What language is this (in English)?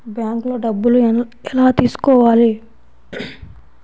Telugu